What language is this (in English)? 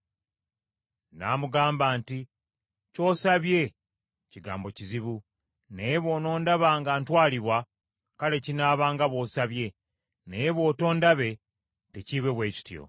Ganda